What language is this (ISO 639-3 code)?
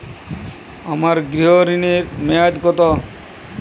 ben